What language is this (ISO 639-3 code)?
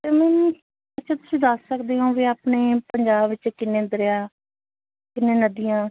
pan